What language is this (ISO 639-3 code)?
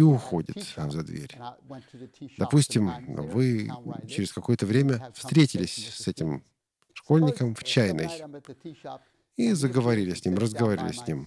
rus